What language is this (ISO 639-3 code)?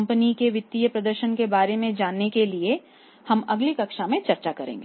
hin